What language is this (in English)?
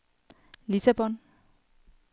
Danish